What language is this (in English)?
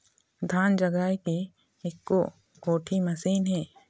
Chhattisgarhi